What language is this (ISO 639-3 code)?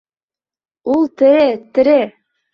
bak